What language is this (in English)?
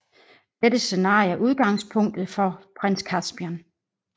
Danish